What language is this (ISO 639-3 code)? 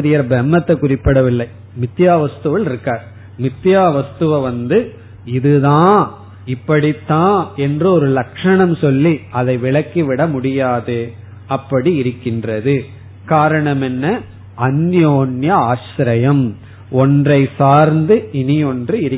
tam